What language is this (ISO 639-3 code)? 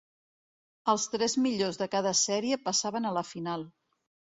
cat